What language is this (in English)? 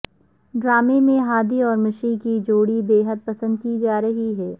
Urdu